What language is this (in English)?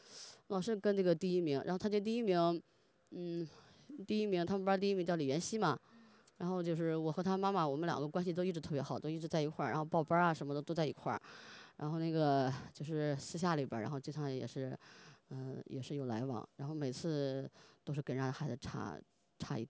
Chinese